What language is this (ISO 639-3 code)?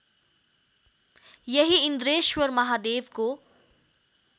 nep